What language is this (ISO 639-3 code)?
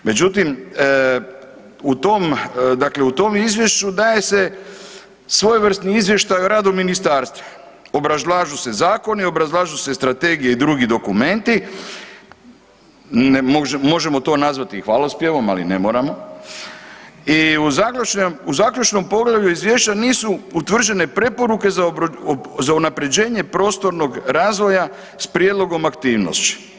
hrv